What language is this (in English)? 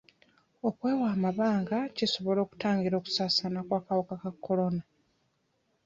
Ganda